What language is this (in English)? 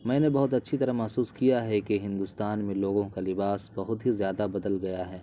Urdu